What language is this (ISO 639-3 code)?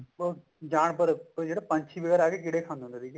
pan